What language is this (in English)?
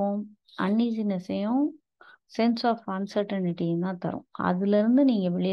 Tamil